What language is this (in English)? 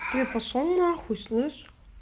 Russian